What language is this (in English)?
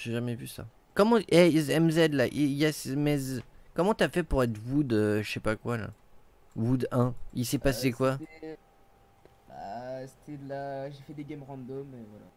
French